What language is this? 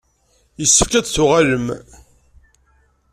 Kabyle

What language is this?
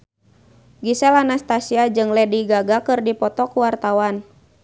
Sundanese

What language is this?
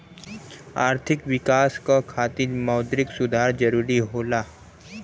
Bhojpuri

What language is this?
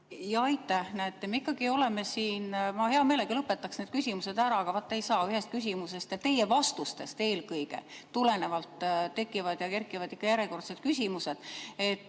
Estonian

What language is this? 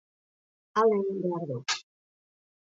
Basque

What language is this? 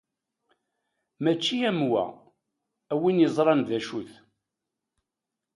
Kabyle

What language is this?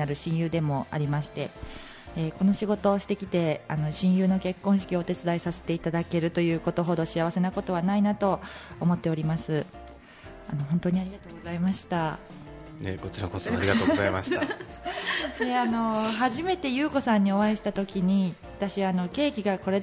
Japanese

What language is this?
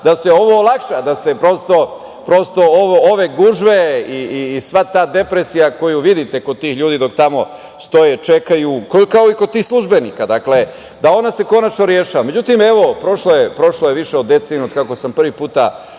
Serbian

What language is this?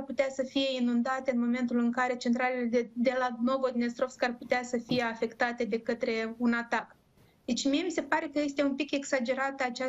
Romanian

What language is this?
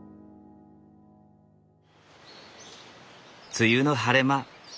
Japanese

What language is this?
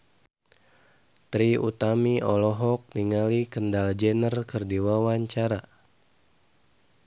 Sundanese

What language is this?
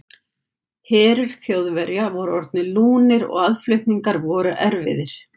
Icelandic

